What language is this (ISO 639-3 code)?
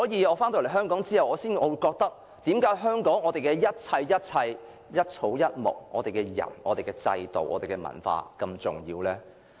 yue